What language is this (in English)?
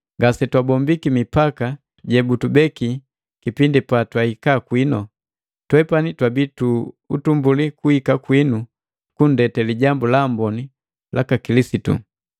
Matengo